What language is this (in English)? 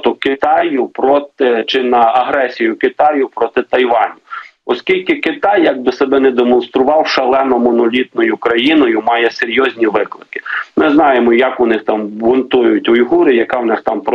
Ukrainian